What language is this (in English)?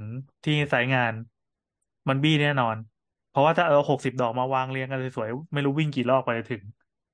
Thai